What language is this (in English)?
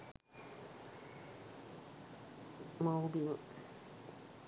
Sinhala